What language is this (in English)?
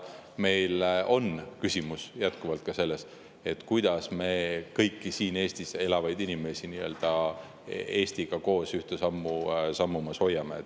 Estonian